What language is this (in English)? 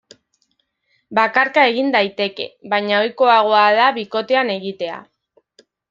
Basque